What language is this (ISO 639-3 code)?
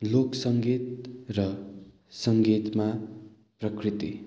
nep